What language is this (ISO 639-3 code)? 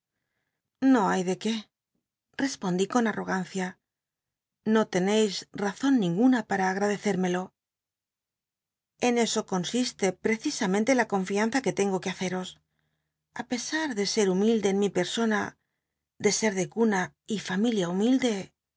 spa